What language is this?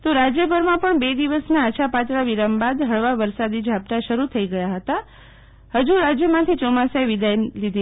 Gujarati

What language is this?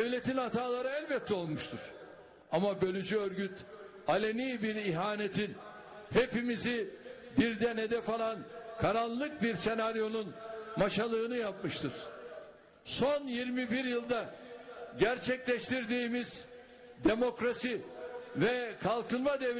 Turkish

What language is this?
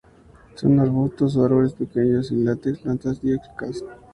Spanish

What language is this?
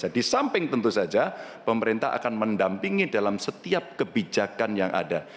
Indonesian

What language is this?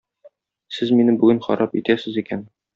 Tatar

